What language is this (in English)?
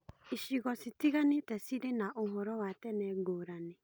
Kikuyu